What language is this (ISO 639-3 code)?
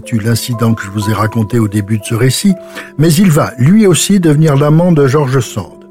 fra